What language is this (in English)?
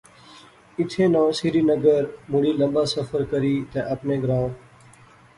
Pahari-Potwari